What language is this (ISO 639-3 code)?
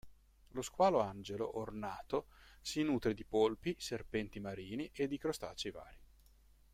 ita